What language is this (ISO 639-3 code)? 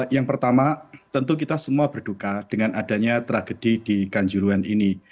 ind